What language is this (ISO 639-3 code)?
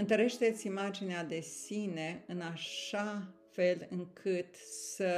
ron